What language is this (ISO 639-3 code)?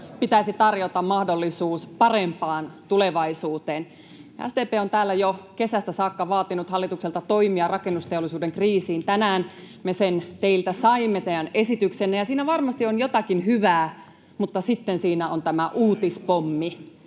fin